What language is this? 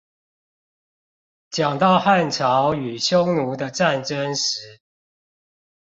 Chinese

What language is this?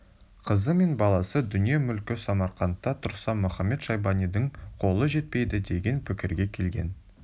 Kazakh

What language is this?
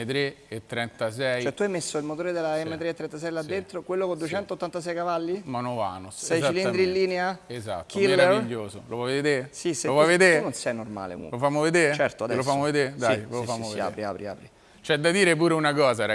Italian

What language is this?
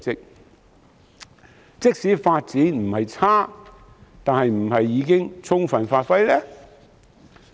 Cantonese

